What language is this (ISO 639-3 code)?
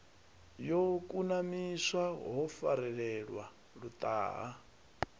ven